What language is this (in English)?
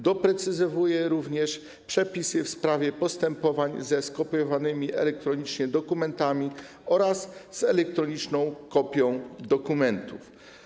Polish